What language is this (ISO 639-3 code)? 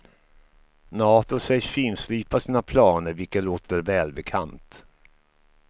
swe